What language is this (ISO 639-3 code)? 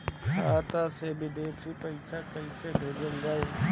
bho